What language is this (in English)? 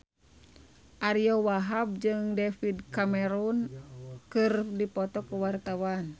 Sundanese